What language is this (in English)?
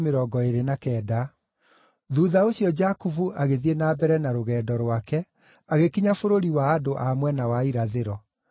Kikuyu